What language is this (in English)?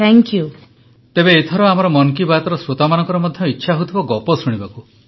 Odia